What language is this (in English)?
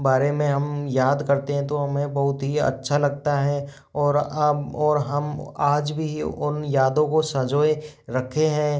Hindi